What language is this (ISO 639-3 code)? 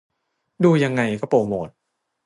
tha